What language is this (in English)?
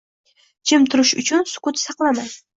Uzbek